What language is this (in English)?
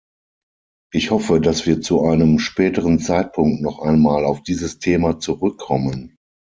German